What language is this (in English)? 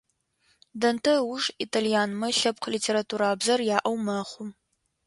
Adyghe